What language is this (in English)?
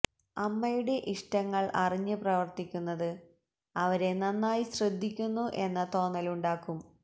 Malayalam